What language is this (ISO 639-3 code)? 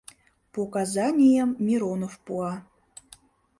chm